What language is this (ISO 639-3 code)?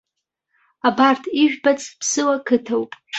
abk